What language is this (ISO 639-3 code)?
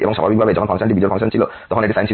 ben